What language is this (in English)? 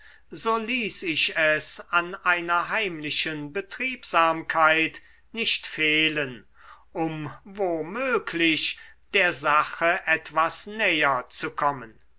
German